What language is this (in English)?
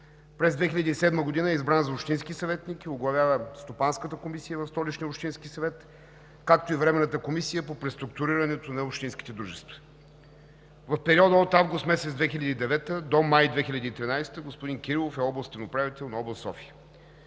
Bulgarian